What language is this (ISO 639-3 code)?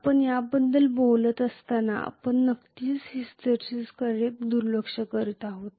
mar